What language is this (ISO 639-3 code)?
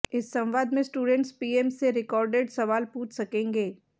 hin